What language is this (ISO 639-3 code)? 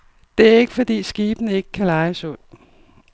dan